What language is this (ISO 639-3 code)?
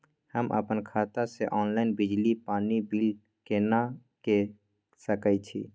mai